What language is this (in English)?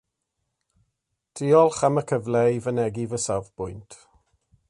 Welsh